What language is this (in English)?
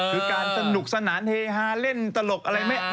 Thai